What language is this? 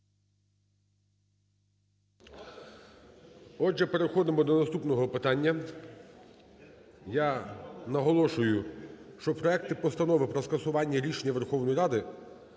Ukrainian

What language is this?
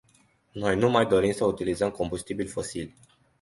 Romanian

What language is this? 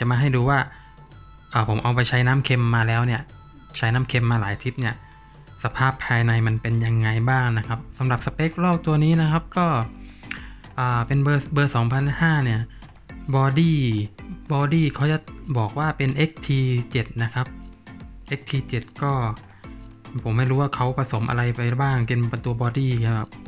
Thai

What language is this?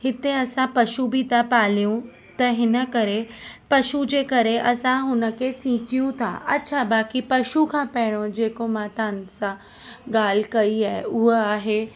Sindhi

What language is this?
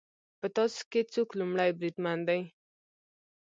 Pashto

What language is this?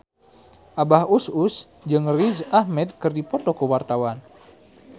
Sundanese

